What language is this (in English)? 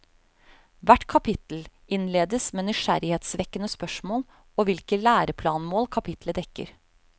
Norwegian